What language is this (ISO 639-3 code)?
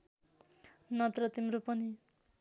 nep